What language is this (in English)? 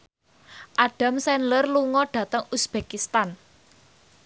Javanese